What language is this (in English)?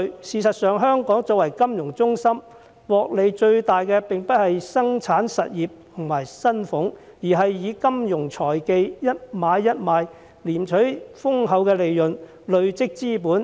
Cantonese